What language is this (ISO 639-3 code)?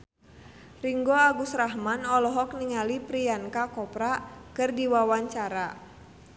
sun